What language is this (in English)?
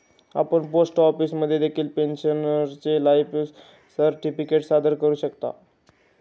Marathi